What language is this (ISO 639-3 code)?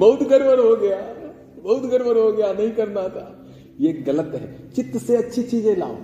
hin